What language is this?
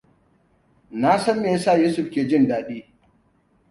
Hausa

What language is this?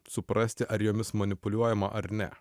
Lithuanian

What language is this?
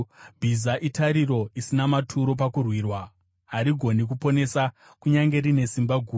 Shona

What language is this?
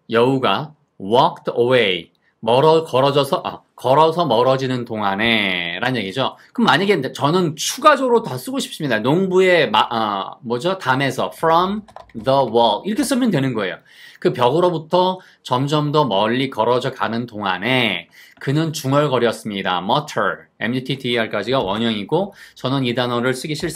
Korean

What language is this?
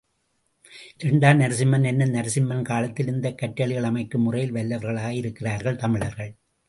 Tamil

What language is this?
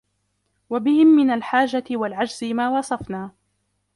Arabic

